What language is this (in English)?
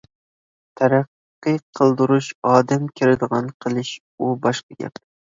Uyghur